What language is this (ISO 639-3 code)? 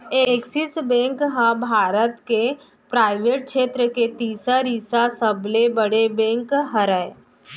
hne